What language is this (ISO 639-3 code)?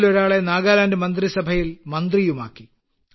mal